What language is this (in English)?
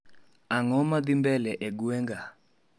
Luo (Kenya and Tanzania)